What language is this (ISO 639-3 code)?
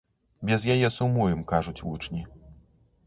bel